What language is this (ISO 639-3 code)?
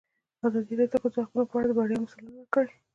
pus